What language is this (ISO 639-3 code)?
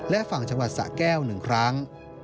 tha